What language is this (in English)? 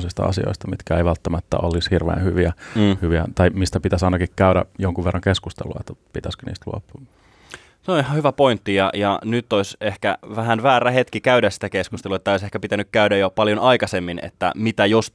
Finnish